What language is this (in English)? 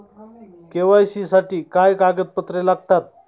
Marathi